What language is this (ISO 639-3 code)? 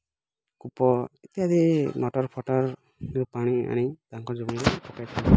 ori